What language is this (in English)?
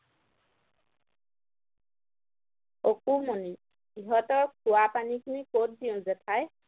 Assamese